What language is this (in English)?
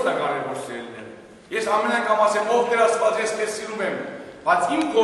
Romanian